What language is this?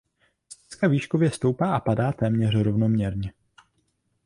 Czech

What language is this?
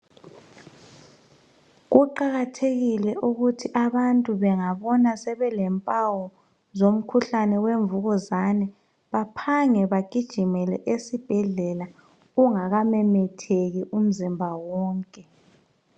North Ndebele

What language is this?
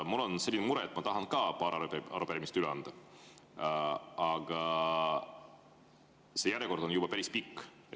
Estonian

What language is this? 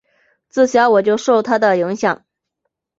Chinese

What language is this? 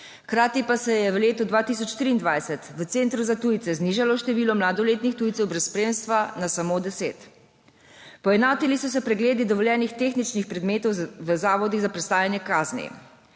Slovenian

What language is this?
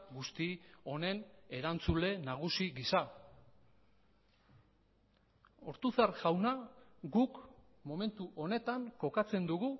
Basque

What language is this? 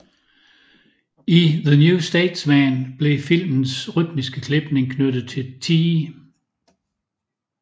Danish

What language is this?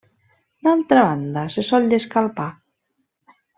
Catalan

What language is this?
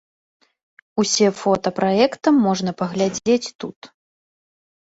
Belarusian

